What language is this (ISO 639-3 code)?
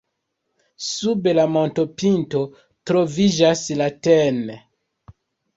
epo